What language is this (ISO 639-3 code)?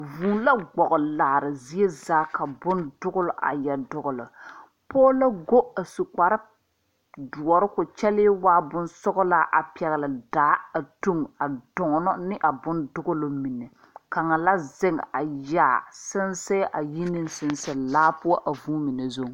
dga